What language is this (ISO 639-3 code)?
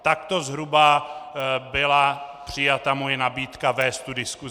ces